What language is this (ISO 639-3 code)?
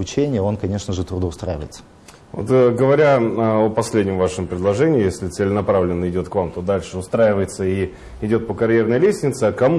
rus